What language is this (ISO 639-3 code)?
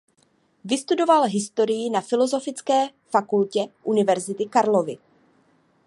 ces